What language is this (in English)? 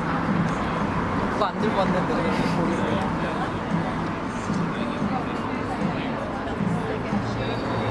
Korean